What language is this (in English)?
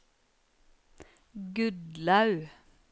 Norwegian